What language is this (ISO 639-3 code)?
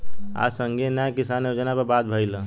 bho